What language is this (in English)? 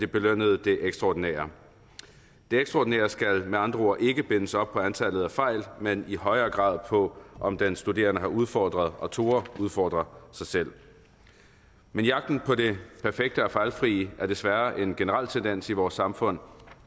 Danish